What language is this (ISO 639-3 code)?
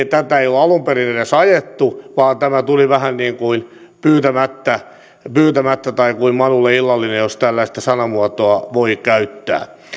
fin